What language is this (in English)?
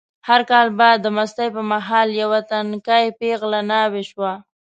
Pashto